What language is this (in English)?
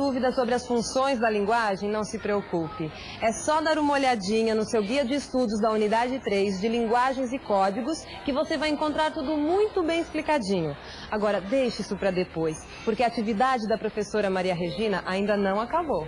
Portuguese